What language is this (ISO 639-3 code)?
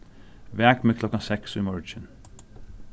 fao